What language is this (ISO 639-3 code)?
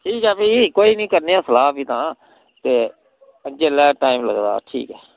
doi